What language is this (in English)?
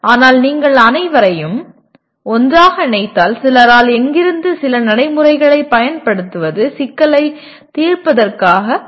Tamil